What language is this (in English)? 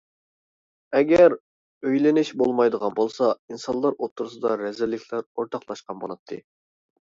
Uyghur